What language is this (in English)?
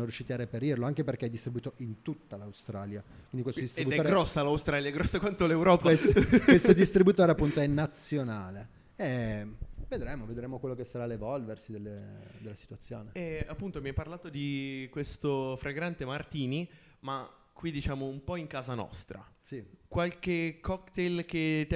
Italian